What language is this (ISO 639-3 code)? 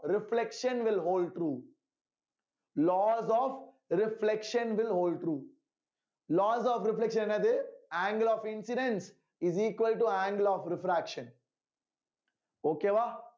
tam